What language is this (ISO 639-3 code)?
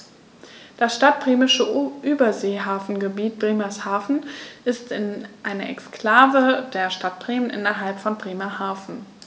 deu